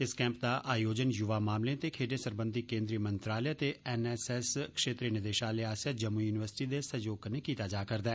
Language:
Dogri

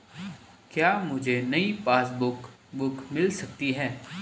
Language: Hindi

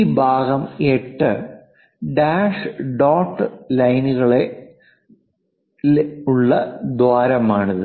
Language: Malayalam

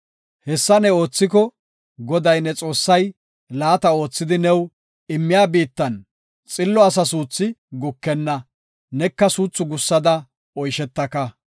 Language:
Gofa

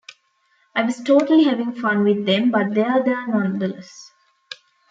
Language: English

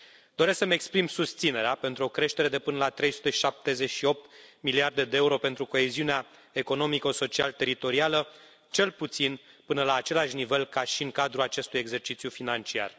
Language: Romanian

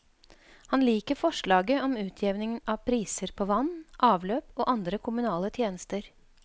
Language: Norwegian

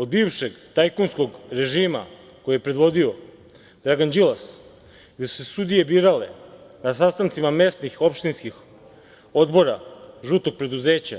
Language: Serbian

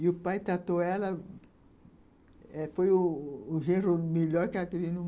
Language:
Portuguese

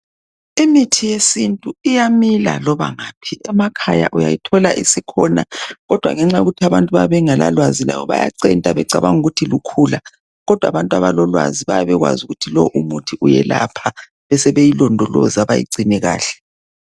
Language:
North Ndebele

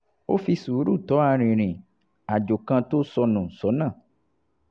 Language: Yoruba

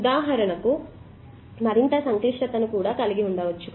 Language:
Telugu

